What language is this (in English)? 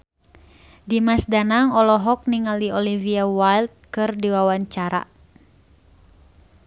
Sundanese